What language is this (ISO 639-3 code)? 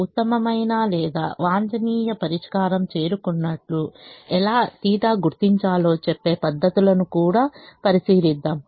tel